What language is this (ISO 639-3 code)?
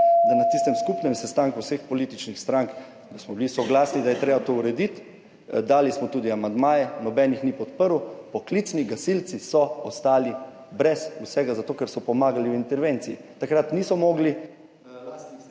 slv